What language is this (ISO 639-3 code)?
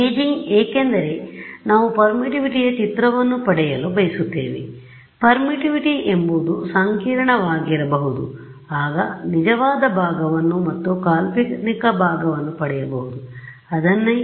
kan